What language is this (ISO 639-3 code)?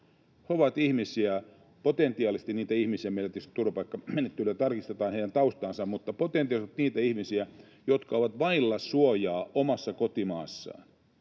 fin